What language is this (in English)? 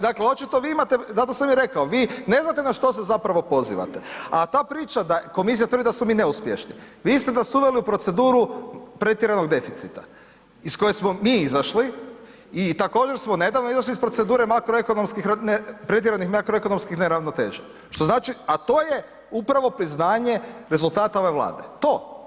Croatian